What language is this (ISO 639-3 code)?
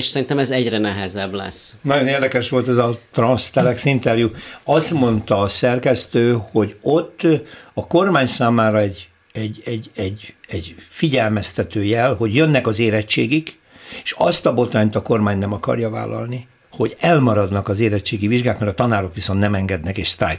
hun